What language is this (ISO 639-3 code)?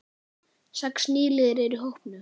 isl